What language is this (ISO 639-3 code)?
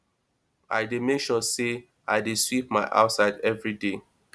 pcm